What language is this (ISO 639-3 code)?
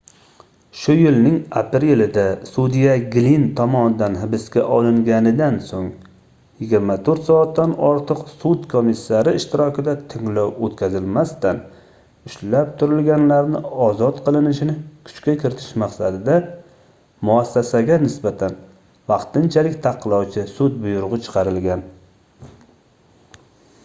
uzb